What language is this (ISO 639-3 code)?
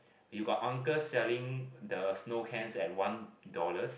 eng